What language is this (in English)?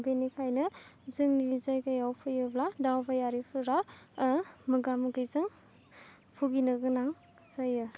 Bodo